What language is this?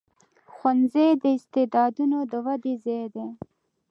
Pashto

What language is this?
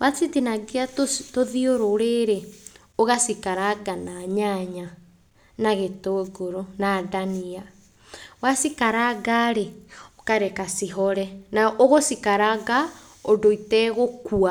Kikuyu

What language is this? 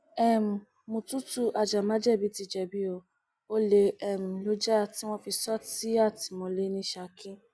Yoruba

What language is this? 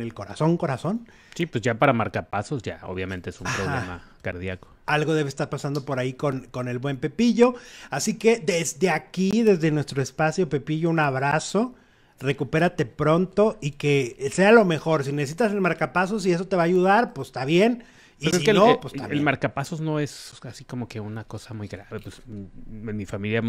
Spanish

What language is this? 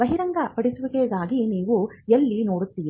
Kannada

